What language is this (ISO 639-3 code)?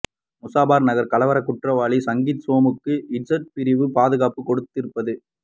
tam